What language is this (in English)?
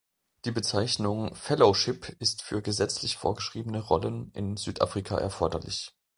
German